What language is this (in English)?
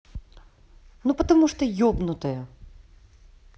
Russian